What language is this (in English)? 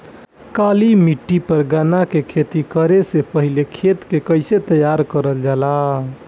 Bhojpuri